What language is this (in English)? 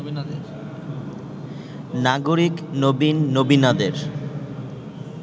Bangla